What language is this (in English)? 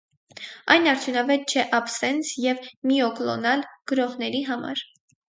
Armenian